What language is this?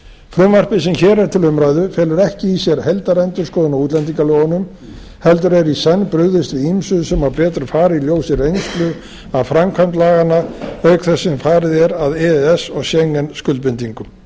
Icelandic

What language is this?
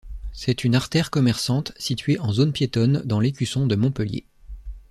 French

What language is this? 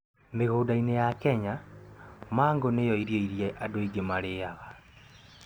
Kikuyu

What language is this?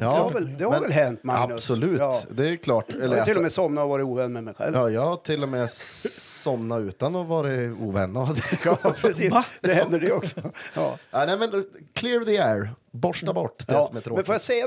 Swedish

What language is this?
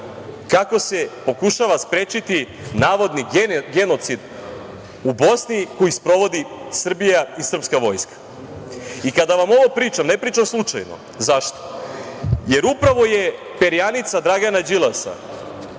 Serbian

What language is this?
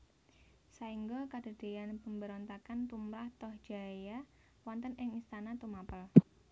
Javanese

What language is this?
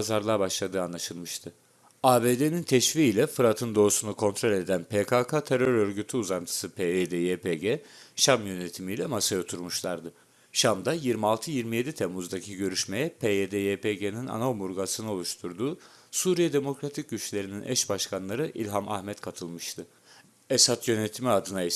Turkish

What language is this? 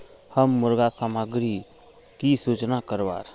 Magahi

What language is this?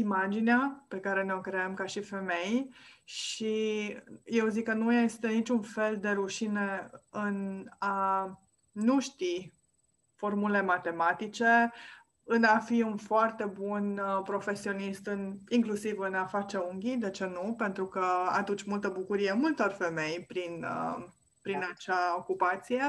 Romanian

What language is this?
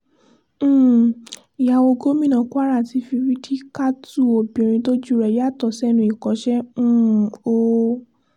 Yoruba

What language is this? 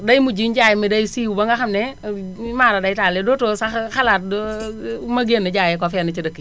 Wolof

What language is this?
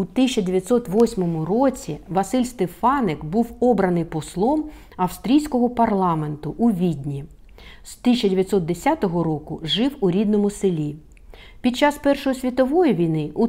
Ukrainian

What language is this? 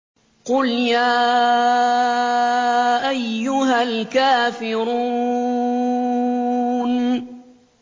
Arabic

